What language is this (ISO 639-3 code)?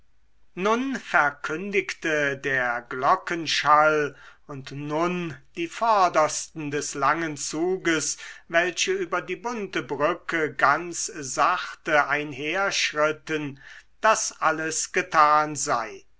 deu